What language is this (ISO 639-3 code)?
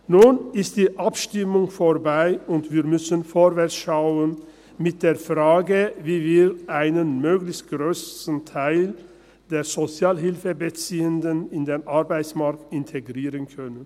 gsw